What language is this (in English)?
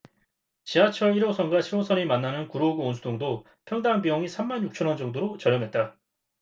Korean